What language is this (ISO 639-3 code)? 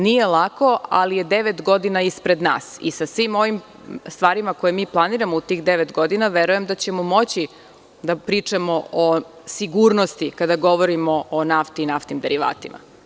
srp